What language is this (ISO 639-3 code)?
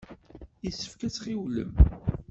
kab